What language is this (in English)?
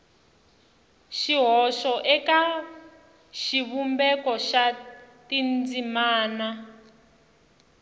Tsonga